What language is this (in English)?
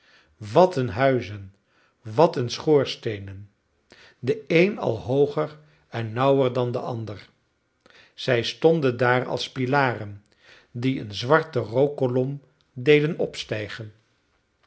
Dutch